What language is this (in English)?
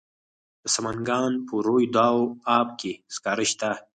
Pashto